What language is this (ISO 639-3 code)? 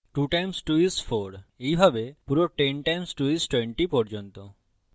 ben